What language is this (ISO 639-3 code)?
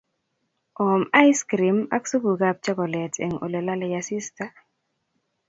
kln